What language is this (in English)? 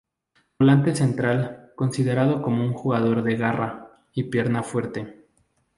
Spanish